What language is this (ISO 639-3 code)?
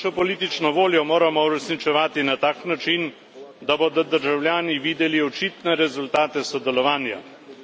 slv